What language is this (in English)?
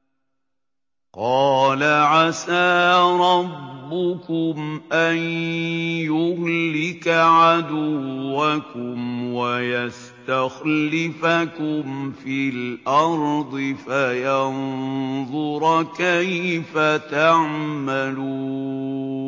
Arabic